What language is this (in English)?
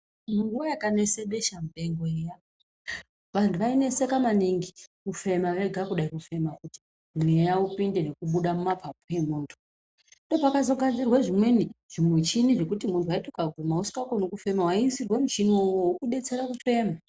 Ndau